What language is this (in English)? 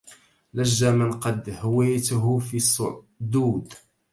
Arabic